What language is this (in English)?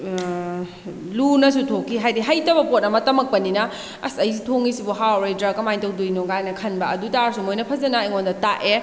Manipuri